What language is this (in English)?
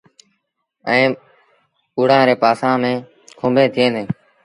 Sindhi Bhil